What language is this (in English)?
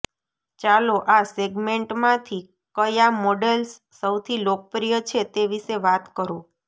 Gujarati